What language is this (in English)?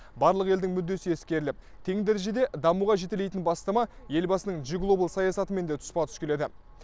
Kazakh